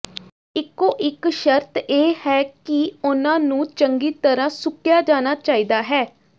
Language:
Punjabi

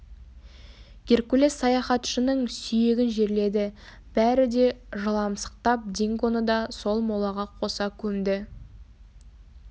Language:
Kazakh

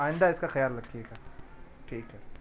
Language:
Urdu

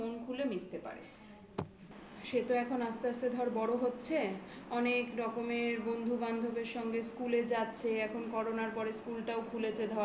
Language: Bangla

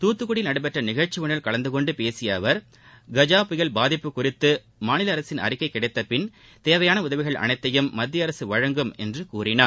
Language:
Tamil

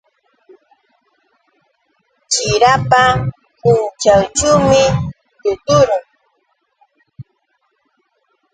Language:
Yauyos Quechua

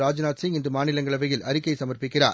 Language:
Tamil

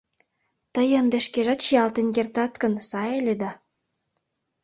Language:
Mari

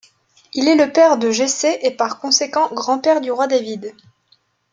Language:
French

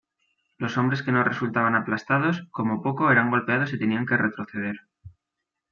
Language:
Spanish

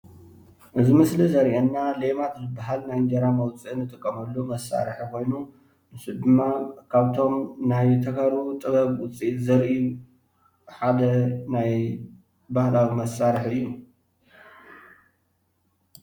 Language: Tigrinya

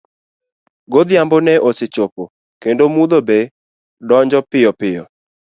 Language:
Luo (Kenya and Tanzania)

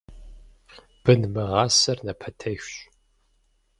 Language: Kabardian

